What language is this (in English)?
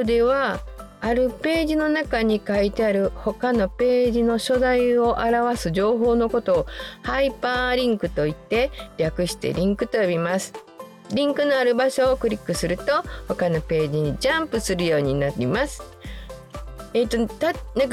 Japanese